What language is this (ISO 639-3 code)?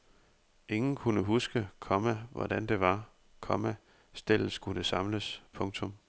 dan